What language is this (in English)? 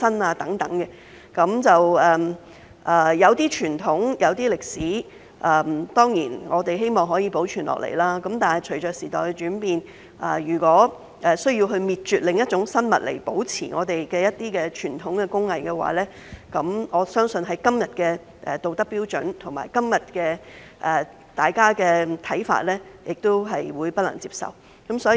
Cantonese